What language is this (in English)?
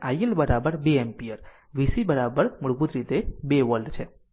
Gujarati